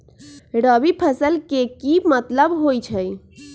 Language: Magahi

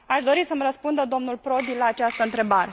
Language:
Romanian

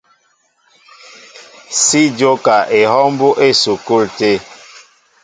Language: Mbo (Cameroon)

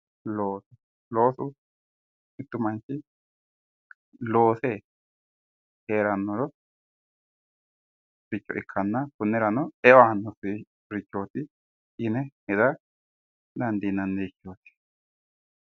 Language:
Sidamo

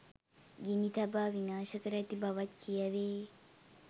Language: Sinhala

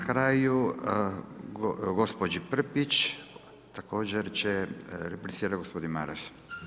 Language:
Croatian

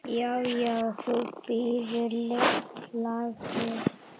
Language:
Icelandic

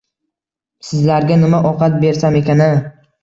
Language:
Uzbek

